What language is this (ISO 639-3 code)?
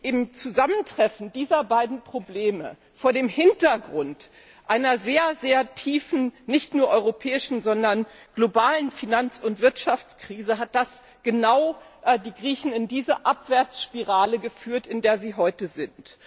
deu